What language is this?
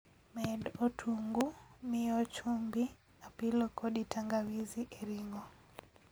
Luo (Kenya and Tanzania)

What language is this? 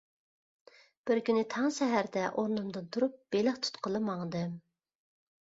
Uyghur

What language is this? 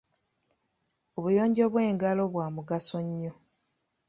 Ganda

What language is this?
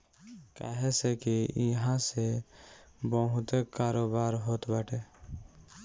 Bhojpuri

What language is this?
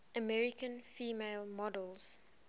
English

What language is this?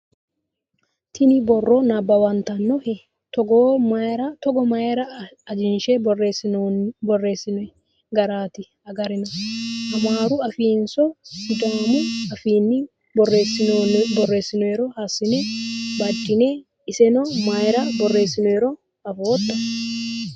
Sidamo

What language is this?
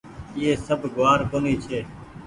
Goaria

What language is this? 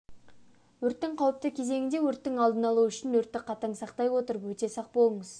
Kazakh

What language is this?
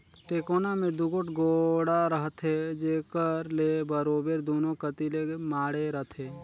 Chhattisgarhi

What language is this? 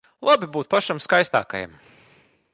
Latvian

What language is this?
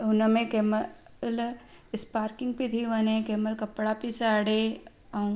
Sindhi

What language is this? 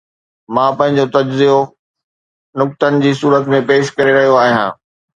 Sindhi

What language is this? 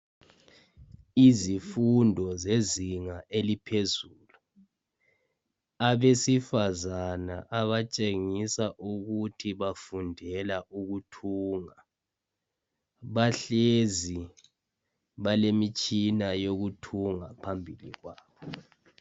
North Ndebele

